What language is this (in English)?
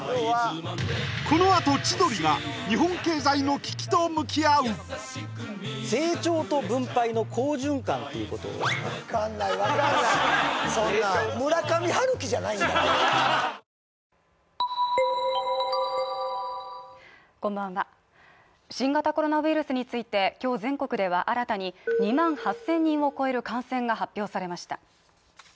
Japanese